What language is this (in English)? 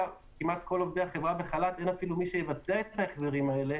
Hebrew